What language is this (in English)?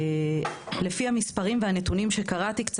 Hebrew